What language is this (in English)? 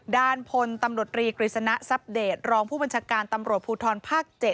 Thai